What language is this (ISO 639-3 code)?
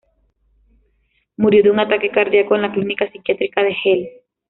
spa